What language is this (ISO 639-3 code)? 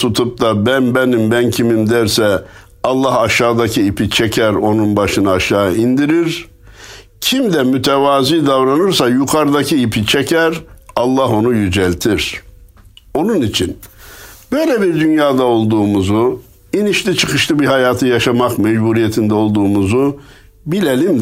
tur